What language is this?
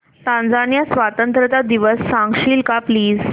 Marathi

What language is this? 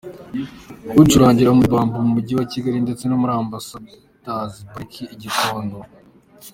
Kinyarwanda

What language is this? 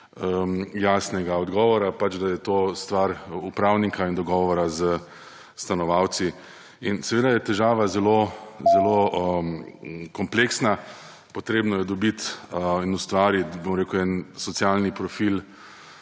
Slovenian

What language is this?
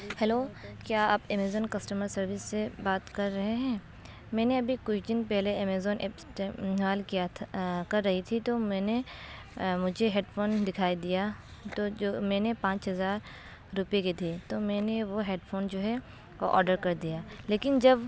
Urdu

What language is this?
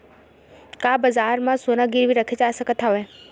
Chhattisgarhi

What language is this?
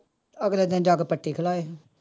Punjabi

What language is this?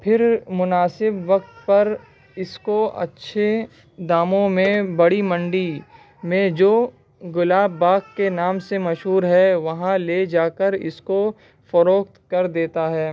Urdu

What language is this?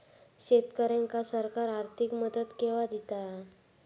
Marathi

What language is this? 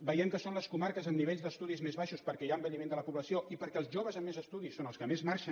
Catalan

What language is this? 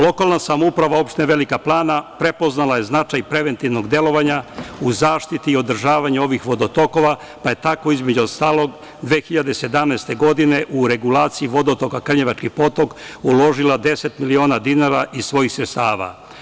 Serbian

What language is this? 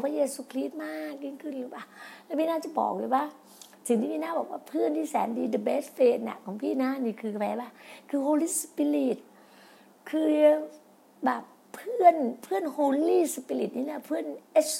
Thai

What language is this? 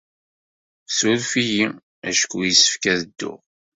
Kabyle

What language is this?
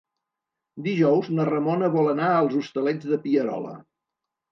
Catalan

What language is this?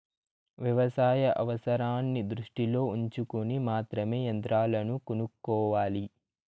Telugu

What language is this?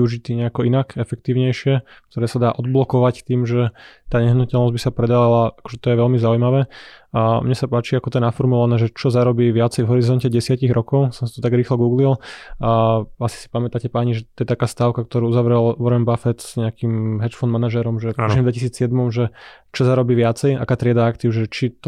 Slovak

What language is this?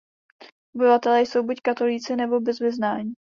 Czech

